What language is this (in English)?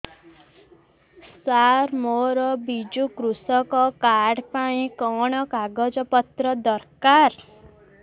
Odia